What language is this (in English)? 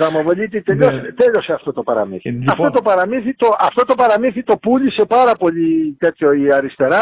Greek